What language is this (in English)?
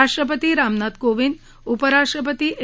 Marathi